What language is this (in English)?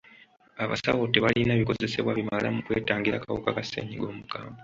Ganda